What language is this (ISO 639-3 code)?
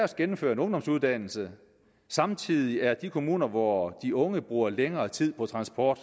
dan